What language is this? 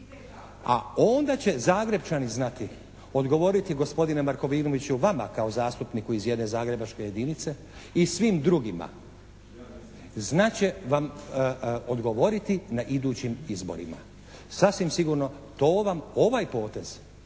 Croatian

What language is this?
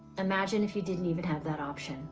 English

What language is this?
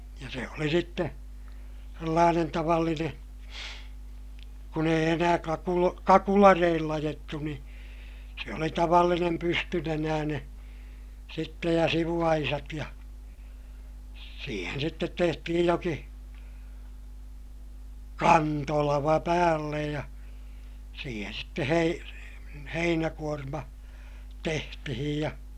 Finnish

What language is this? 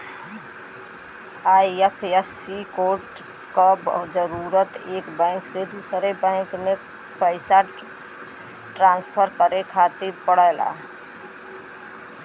Bhojpuri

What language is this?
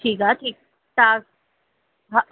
Sindhi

